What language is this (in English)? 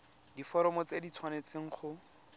Tswana